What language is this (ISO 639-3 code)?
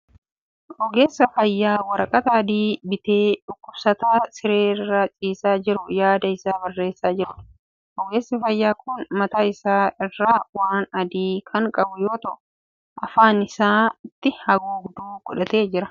orm